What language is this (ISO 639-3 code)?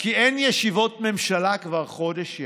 heb